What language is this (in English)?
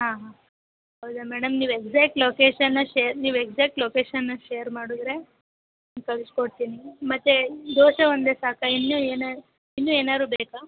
Kannada